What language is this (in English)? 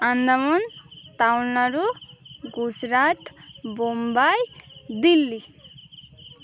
Bangla